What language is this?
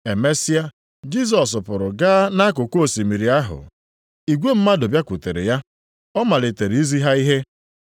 Igbo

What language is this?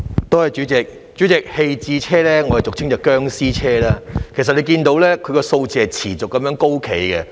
Cantonese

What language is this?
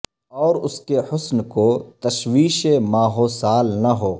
Urdu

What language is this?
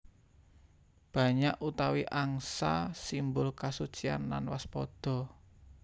Javanese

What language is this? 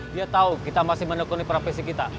Indonesian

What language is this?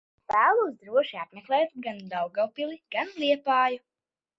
Latvian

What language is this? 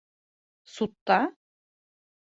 Bashkir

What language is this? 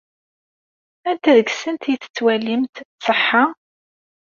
Kabyle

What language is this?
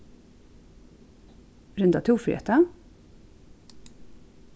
Faroese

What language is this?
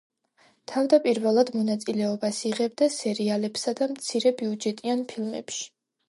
Georgian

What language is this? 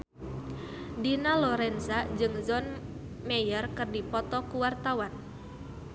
Sundanese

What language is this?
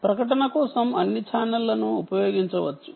Telugu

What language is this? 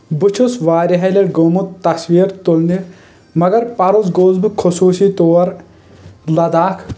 Kashmiri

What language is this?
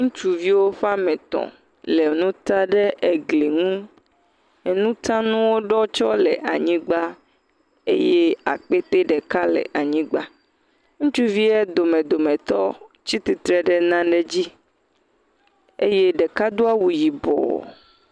Ewe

